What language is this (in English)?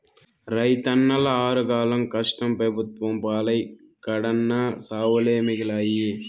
Telugu